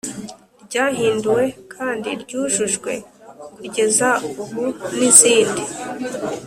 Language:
Kinyarwanda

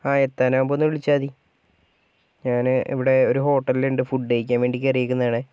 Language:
Malayalam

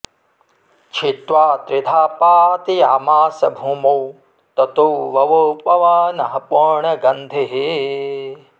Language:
Sanskrit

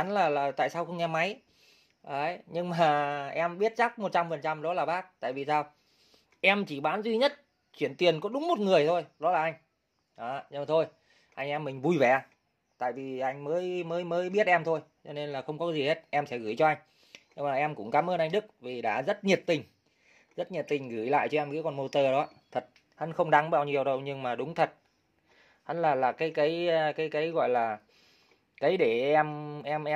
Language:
Vietnamese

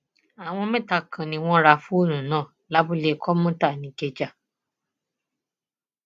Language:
Yoruba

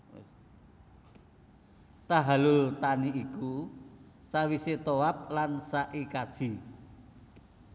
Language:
Javanese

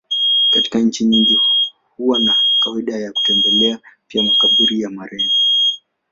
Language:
Swahili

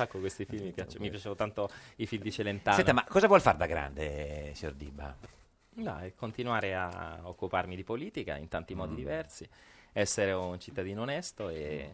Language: Italian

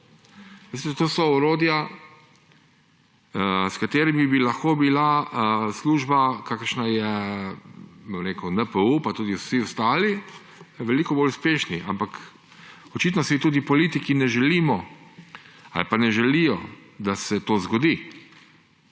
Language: Slovenian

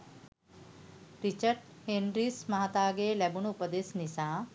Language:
Sinhala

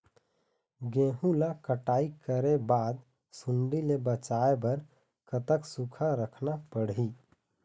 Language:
Chhattisgarhi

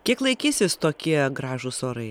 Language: Lithuanian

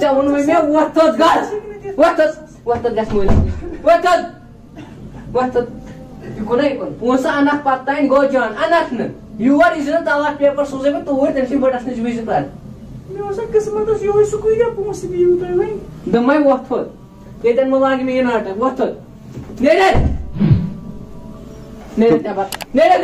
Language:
Romanian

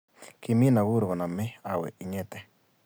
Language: Kalenjin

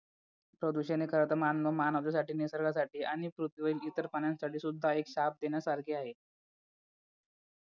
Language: Marathi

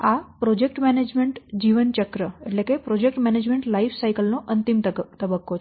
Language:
Gujarati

